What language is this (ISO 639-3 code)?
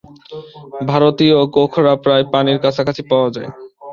ben